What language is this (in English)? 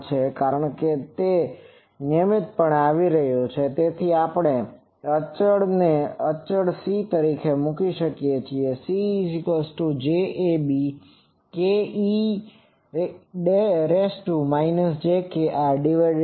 Gujarati